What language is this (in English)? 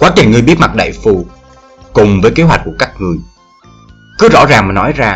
Vietnamese